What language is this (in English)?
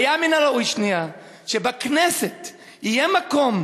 Hebrew